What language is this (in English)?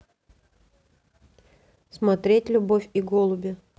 Russian